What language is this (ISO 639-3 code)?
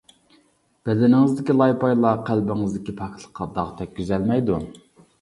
uig